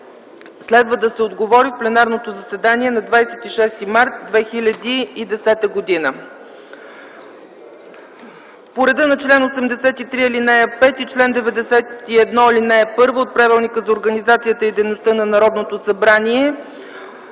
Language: Bulgarian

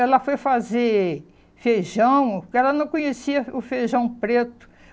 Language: Portuguese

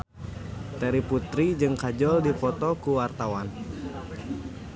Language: Sundanese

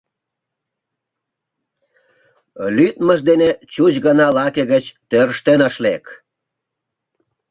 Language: Mari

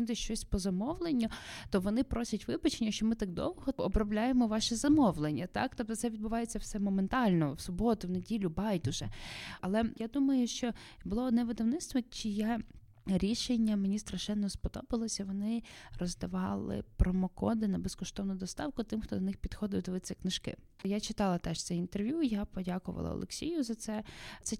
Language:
Ukrainian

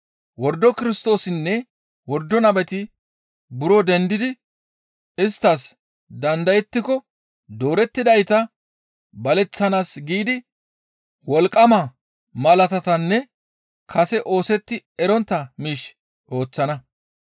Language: Gamo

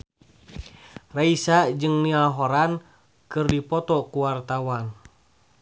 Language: Sundanese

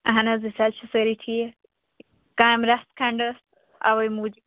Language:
Kashmiri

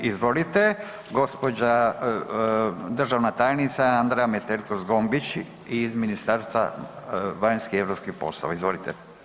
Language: Croatian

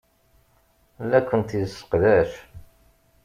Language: Kabyle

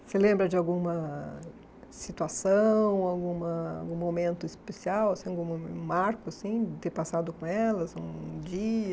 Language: Portuguese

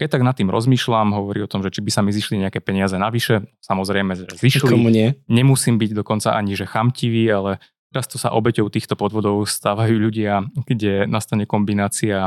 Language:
Slovak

